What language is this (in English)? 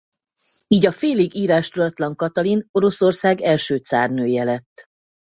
Hungarian